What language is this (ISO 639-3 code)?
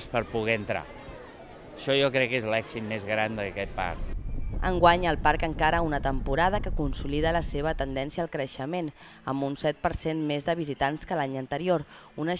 cat